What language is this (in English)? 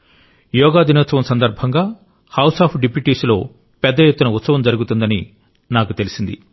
Telugu